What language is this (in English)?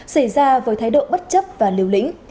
Vietnamese